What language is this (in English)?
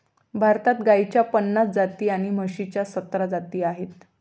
Marathi